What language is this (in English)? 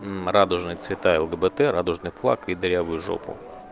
Russian